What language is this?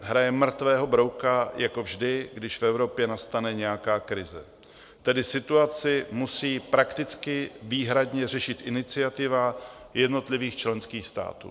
Czech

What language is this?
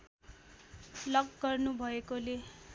Nepali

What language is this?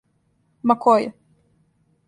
Serbian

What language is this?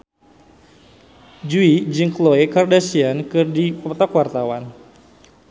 Sundanese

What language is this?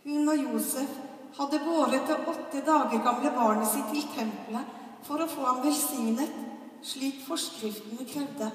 Norwegian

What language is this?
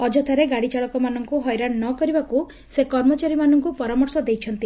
Odia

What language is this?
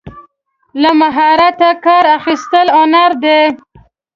Pashto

